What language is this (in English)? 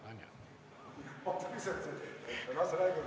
Estonian